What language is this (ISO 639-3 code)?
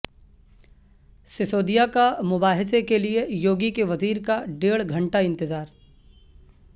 urd